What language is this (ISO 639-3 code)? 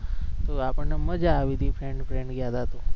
guj